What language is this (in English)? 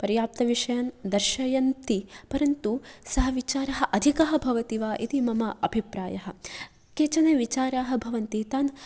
Sanskrit